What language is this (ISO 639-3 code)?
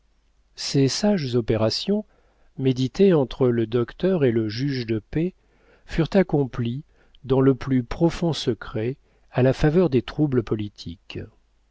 fra